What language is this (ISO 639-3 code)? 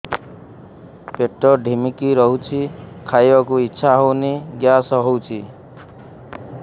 ori